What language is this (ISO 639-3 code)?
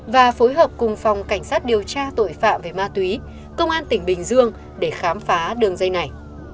vie